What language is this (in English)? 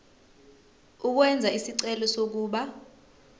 Zulu